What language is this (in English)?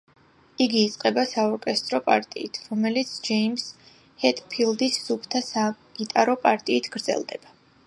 Georgian